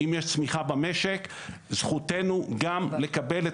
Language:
Hebrew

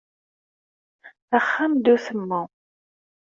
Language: Kabyle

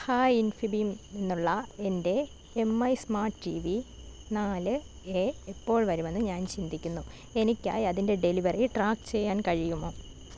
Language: Malayalam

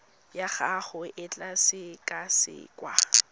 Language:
Tswana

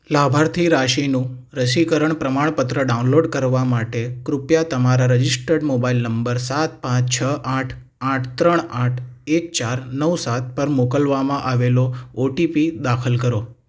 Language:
Gujarati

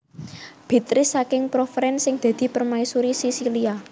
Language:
Javanese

